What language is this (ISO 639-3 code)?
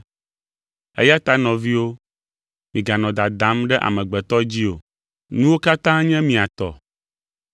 ewe